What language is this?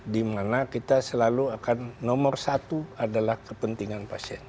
Indonesian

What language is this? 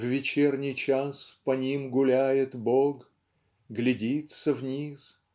Russian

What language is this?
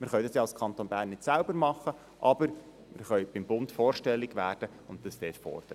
Swiss German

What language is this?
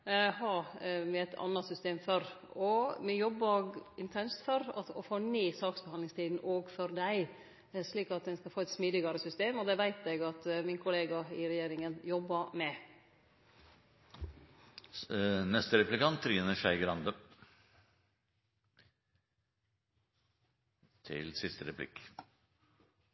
Norwegian Nynorsk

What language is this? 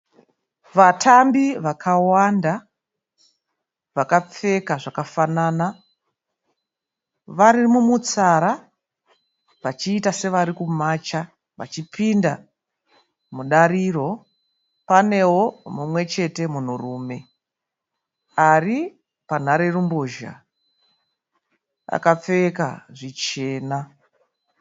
Shona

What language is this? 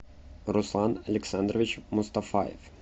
Russian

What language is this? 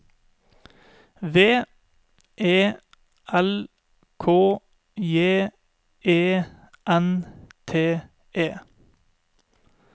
Norwegian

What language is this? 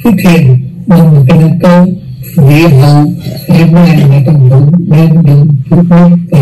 Vietnamese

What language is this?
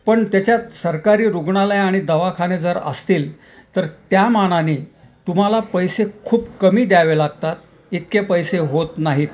Marathi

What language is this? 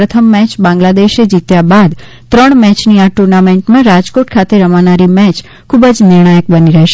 Gujarati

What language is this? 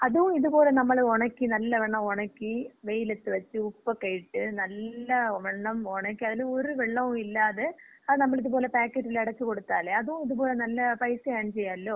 Malayalam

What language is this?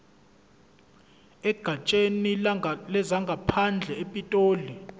Zulu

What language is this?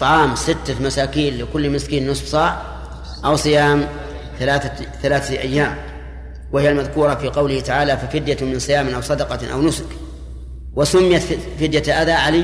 Arabic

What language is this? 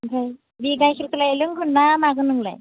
Bodo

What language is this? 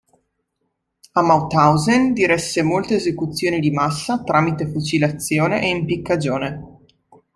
Italian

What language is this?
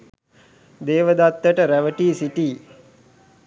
Sinhala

